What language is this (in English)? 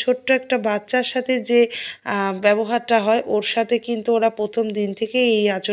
Romanian